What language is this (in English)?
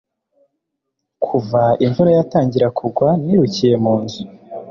Kinyarwanda